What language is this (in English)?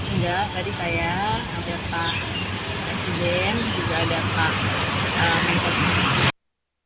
Indonesian